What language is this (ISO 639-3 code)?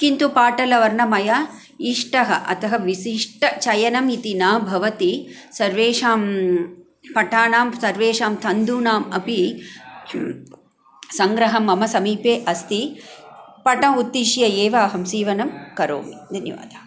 san